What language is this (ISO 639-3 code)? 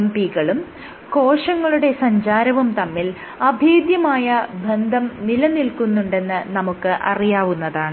mal